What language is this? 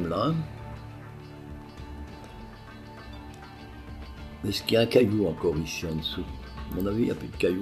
French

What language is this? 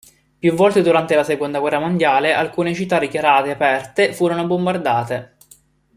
Italian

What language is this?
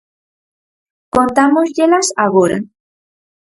Galician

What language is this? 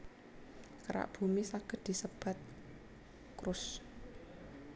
Javanese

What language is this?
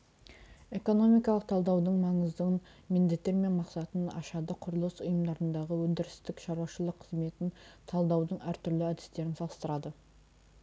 Kazakh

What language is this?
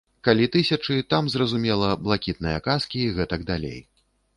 Belarusian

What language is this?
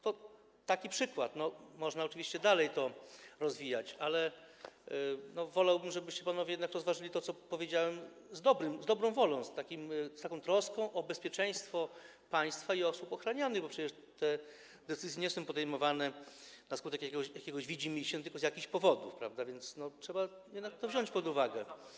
Polish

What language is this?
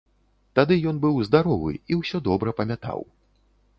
Belarusian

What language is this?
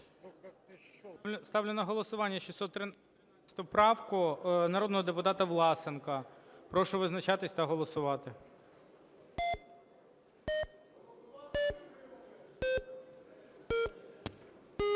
Ukrainian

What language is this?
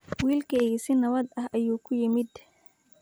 Somali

